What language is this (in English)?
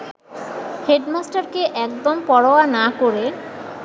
Bangla